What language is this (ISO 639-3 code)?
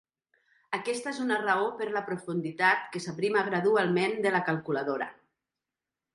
cat